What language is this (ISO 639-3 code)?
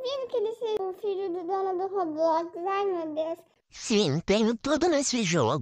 por